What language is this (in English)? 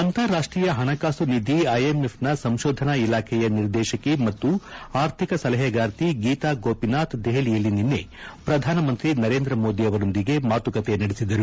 Kannada